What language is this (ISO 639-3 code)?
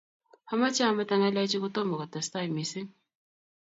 kln